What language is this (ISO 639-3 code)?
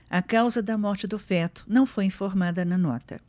por